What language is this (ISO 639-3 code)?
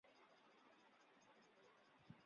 zho